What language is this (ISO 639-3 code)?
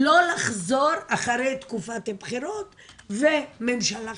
heb